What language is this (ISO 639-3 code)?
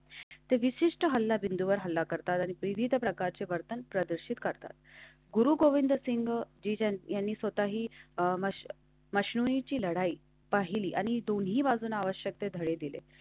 mar